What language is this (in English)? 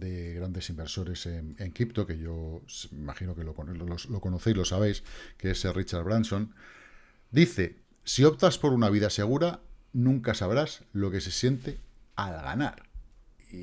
Spanish